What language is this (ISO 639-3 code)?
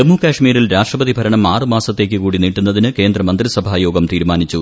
mal